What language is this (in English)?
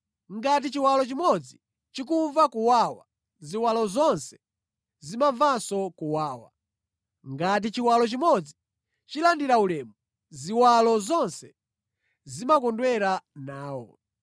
Nyanja